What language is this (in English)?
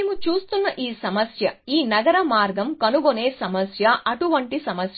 Telugu